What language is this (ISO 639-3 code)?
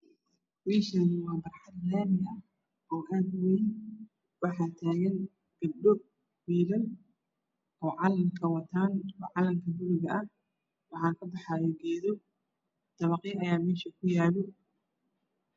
som